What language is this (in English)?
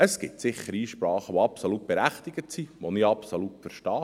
Swiss German